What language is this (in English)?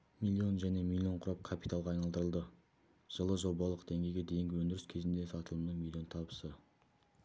Kazakh